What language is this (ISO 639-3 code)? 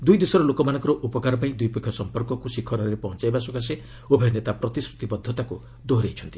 ori